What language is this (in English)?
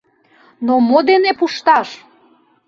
Mari